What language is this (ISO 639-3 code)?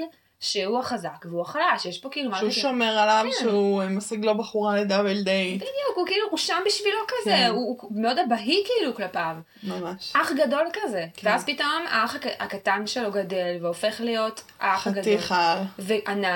heb